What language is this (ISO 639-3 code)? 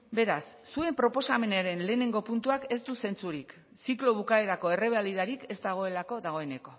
eus